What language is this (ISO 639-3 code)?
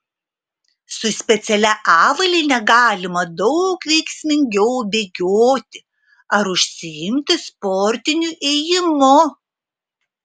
lit